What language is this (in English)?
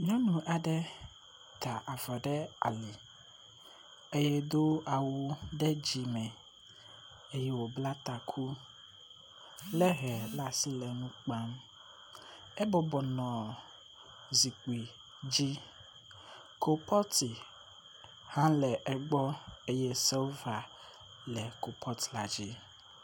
Ewe